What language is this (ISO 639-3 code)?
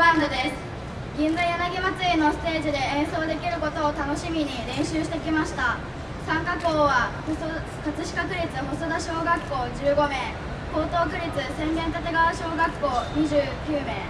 jpn